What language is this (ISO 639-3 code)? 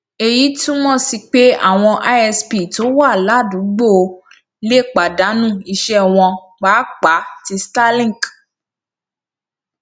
yor